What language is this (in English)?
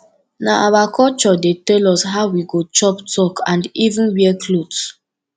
Nigerian Pidgin